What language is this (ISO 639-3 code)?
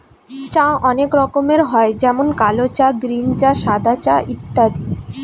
ben